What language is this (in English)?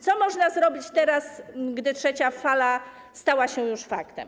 Polish